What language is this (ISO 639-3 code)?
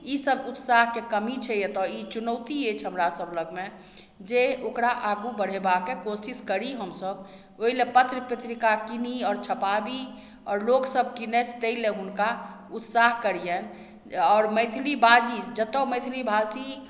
mai